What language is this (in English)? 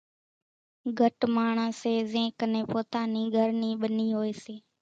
Kachi Koli